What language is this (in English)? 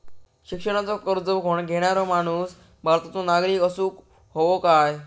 Marathi